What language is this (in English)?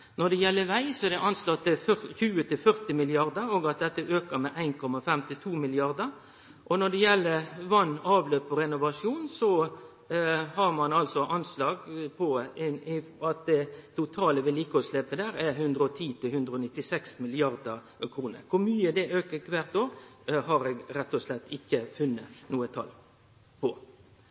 Norwegian Nynorsk